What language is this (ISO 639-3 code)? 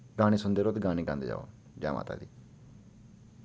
doi